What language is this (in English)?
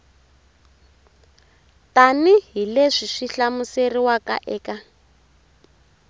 Tsonga